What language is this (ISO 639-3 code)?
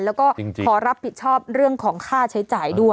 tha